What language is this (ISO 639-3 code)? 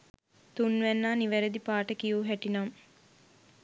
sin